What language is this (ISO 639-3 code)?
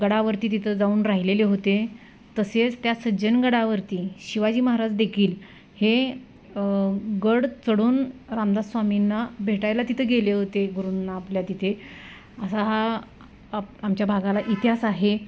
mar